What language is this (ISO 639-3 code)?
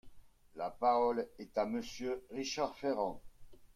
fra